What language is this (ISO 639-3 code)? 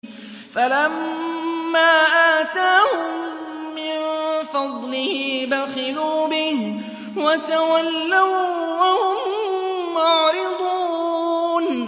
ara